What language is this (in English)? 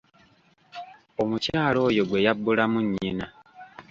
Ganda